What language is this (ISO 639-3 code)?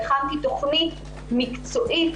heb